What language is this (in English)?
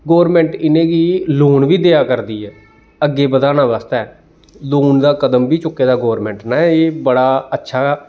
Dogri